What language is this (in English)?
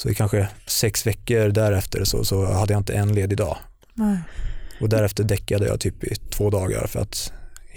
Swedish